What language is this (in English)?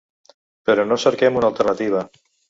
Catalan